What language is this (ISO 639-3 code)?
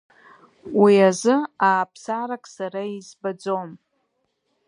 abk